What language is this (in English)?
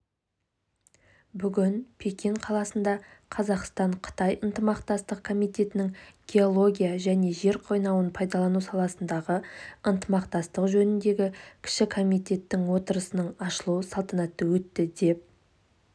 Kazakh